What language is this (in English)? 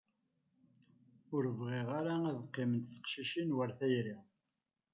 Kabyle